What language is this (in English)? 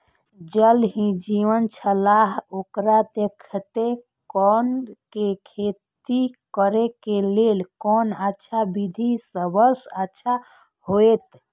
Maithili